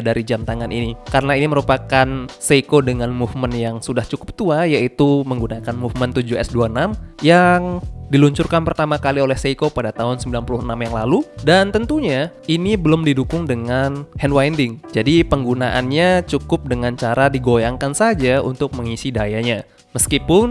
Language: Indonesian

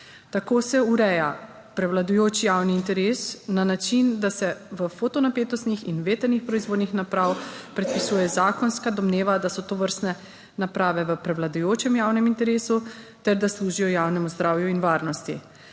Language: Slovenian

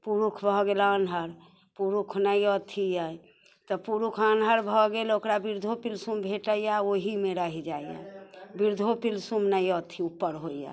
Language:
Maithili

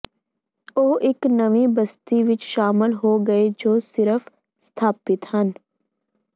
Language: Punjabi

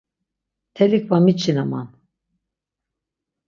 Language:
Laz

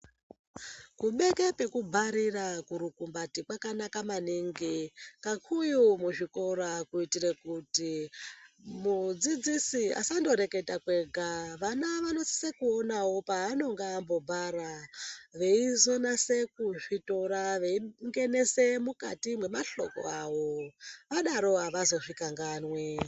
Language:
Ndau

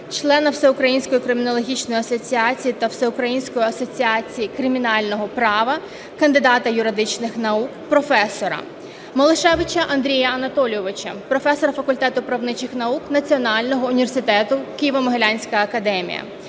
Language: Ukrainian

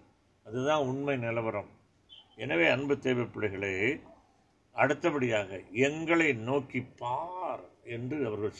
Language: Tamil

